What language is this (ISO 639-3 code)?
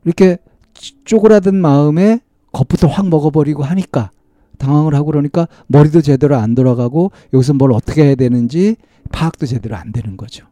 kor